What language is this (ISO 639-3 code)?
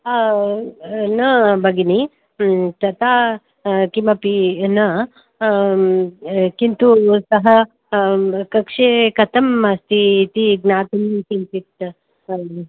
san